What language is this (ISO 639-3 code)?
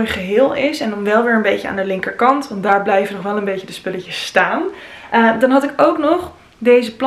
nld